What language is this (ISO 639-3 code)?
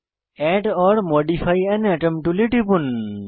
ben